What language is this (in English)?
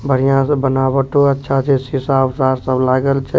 Maithili